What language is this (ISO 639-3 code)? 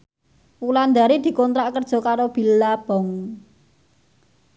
jav